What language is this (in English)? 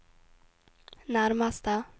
Norwegian